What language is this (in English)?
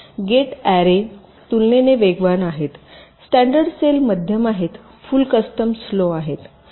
Marathi